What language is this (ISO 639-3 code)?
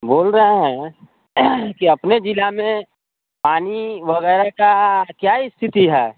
hin